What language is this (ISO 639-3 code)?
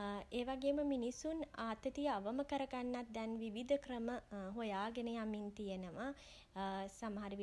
sin